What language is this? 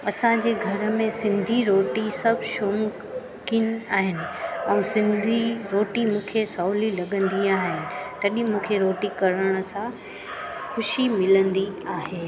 Sindhi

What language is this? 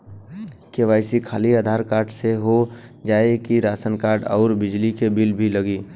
Bhojpuri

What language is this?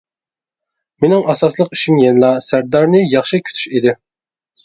Uyghur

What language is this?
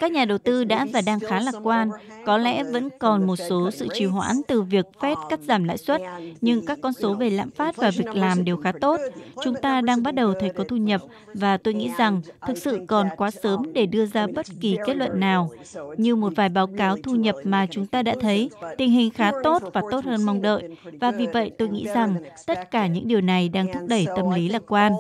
Vietnamese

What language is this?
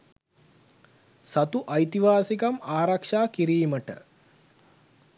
Sinhala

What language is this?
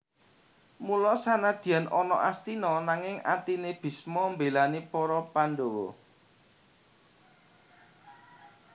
Javanese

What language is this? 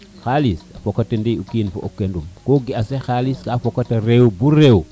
Serer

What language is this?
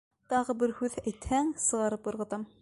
Bashkir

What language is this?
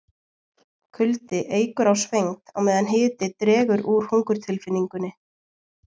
Icelandic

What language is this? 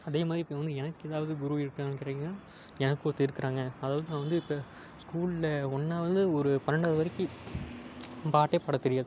Tamil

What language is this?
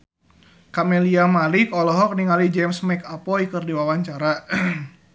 Sundanese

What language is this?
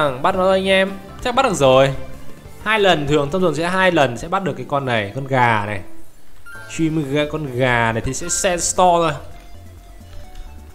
Vietnamese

